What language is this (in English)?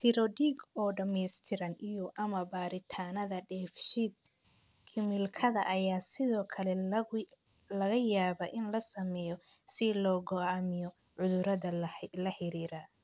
Somali